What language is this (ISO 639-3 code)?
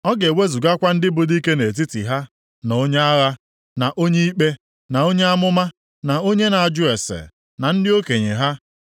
ibo